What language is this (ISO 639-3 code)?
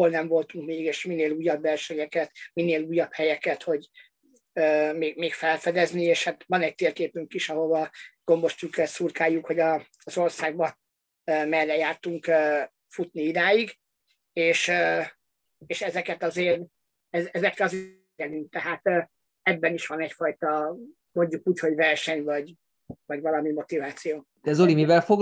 hun